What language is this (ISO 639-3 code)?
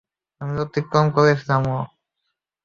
ben